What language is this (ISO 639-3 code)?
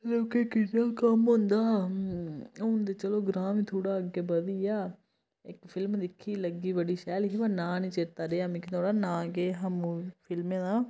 doi